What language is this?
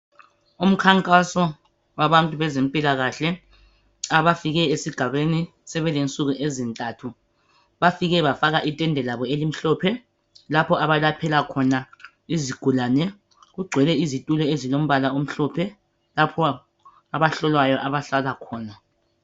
North Ndebele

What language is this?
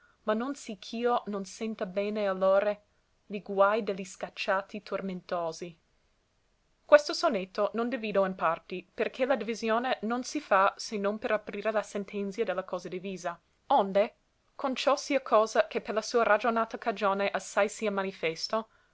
Italian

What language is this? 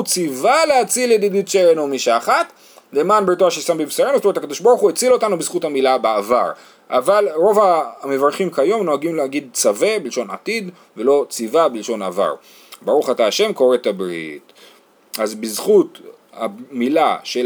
Hebrew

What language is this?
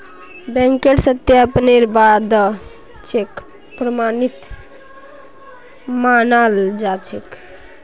Magahi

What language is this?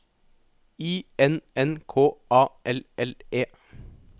Norwegian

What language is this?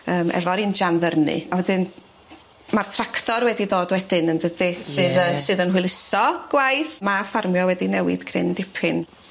Welsh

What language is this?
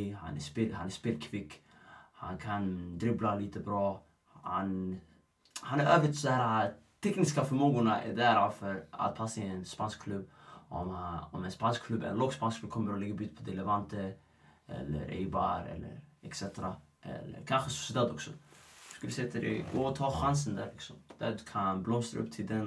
Swedish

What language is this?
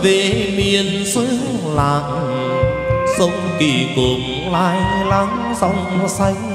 Vietnamese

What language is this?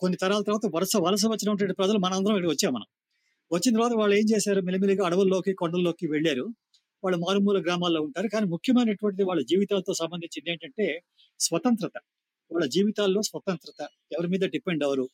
Telugu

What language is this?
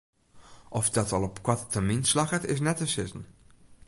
Western Frisian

